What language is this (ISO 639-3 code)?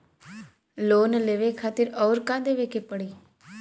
bho